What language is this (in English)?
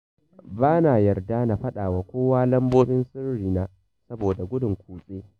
Hausa